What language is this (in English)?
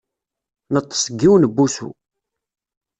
Kabyle